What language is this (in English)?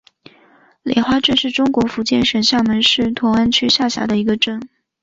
Chinese